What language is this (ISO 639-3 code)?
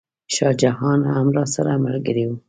pus